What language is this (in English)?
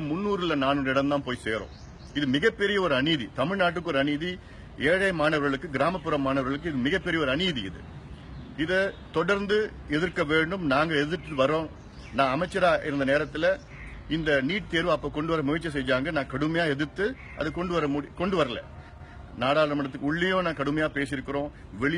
Tamil